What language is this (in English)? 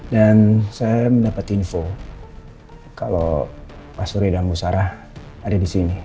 Indonesian